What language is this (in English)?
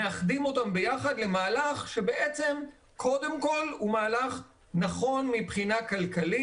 Hebrew